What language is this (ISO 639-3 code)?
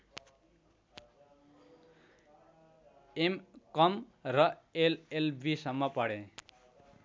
nep